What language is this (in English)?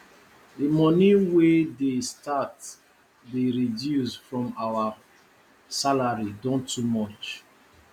Nigerian Pidgin